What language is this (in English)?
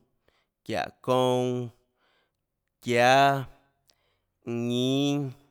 Tlacoatzintepec Chinantec